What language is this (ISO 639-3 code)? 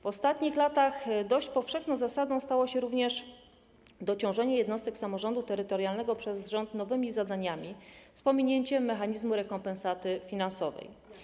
pol